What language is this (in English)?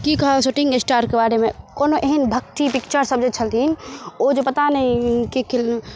Maithili